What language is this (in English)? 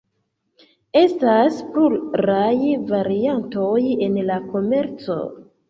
Esperanto